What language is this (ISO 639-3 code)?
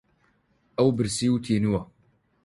ckb